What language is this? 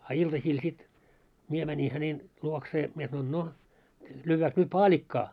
Finnish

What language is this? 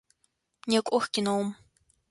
Adyghe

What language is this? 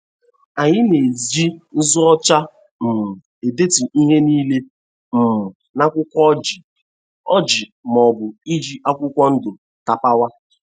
Igbo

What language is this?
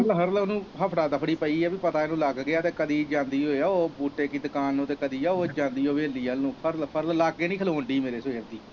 Punjabi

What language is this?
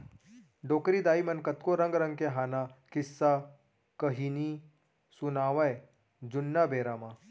Chhattisgarhi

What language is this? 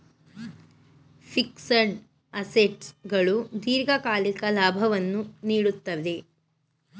Kannada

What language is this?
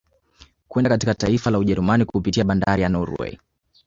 Swahili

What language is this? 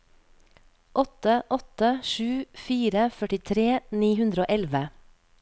Norwegian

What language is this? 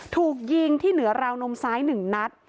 Thai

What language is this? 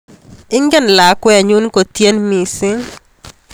Kalenjin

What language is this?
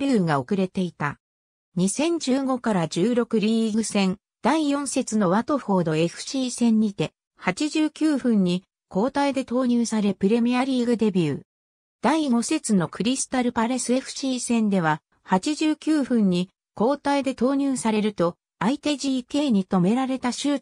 Japanese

